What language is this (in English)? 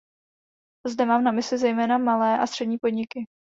Czech